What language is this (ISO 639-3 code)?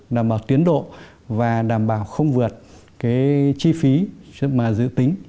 vie